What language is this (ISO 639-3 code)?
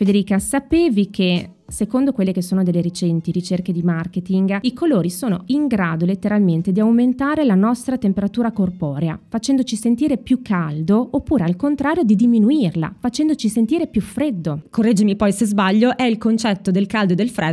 ita